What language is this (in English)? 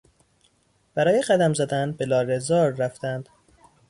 Persian